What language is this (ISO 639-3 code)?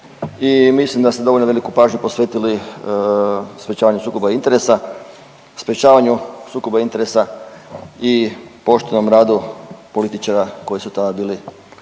hrv